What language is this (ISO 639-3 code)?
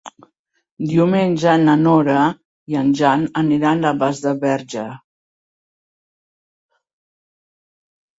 cat